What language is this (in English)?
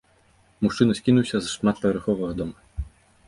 Belarusian